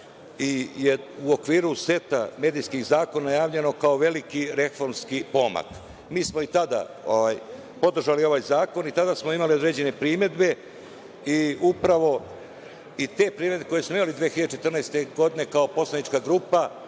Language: Serbian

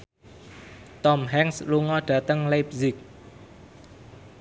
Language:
Javanese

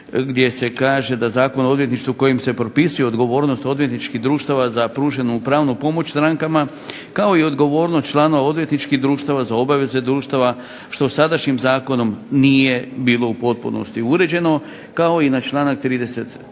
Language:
Croatian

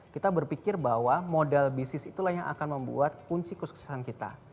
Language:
Indonesian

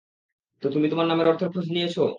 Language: Bangla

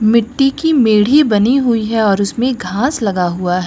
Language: Hindi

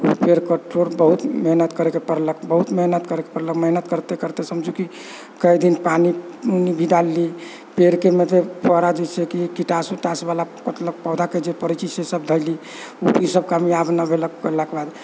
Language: Maithili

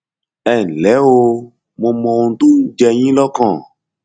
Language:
Yoruba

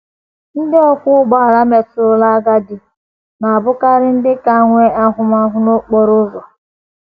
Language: Igbo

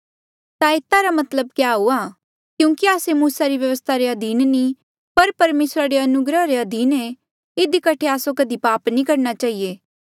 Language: Mandeali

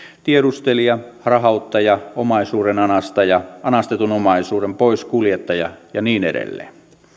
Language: Finnish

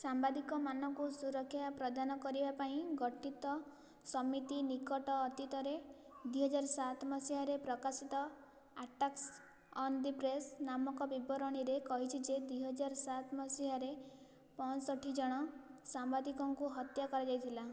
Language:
Odia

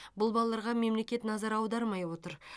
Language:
Kazakh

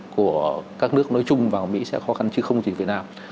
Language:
Vietnamese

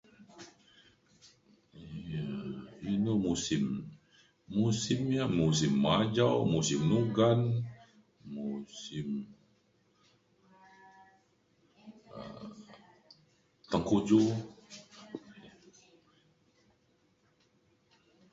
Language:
Mainstream Kenyah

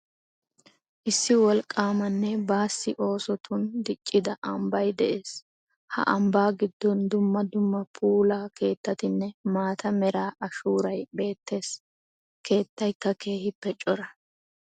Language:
Wolaytta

